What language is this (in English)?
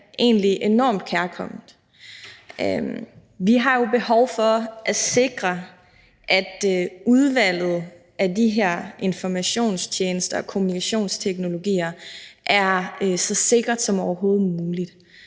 Danish